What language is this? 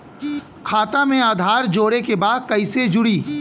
Bhojpuri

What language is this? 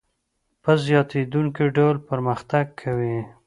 Pashto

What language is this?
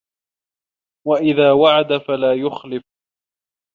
Arabic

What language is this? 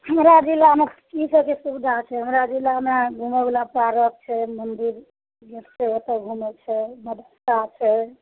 Maithili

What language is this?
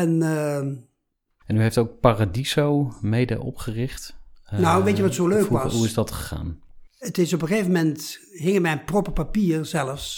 Dutch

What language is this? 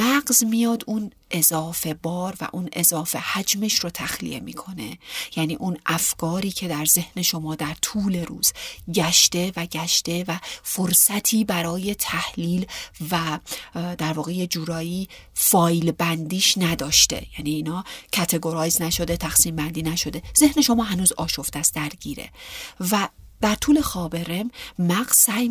Persian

